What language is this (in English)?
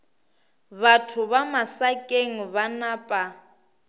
Northern Sotho